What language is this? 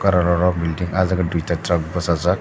Kok Borok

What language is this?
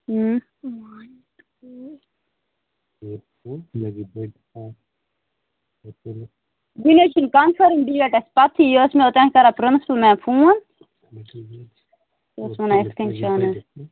Kashmiri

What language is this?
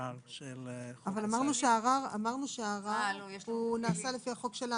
Hebrew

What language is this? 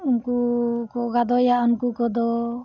Santali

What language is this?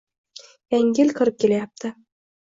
Uzbek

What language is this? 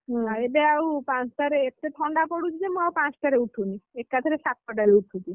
Odia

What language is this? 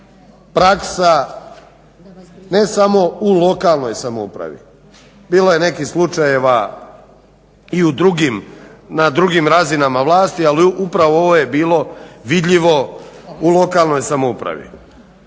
Croatian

